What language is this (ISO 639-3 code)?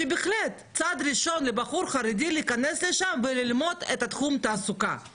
heb